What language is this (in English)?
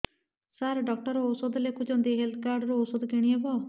Odia